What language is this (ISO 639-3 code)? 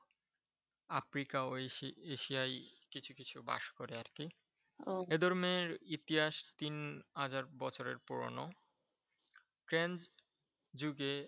ben